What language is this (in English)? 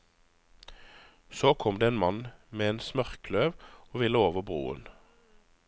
Norwegian